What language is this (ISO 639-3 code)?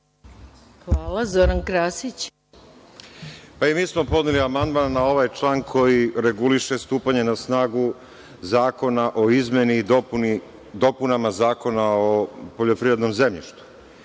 srp